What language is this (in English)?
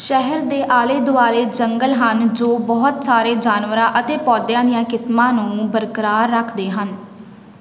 Punjabi